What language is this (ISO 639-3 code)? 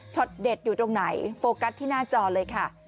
tha